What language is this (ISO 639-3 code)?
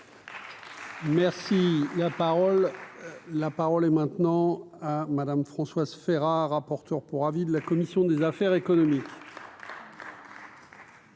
fra